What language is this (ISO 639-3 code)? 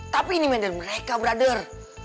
ind